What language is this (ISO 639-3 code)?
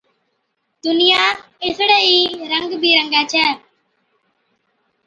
odk